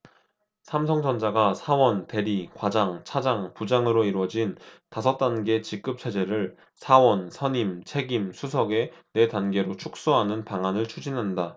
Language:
Korean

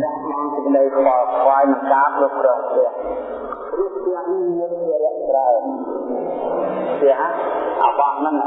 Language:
Vietnamese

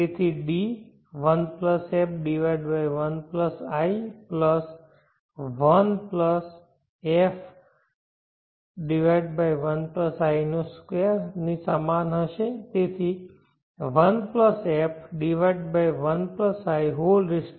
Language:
Gujarati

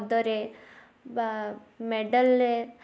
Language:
Odia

